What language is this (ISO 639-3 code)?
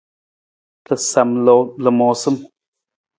nmz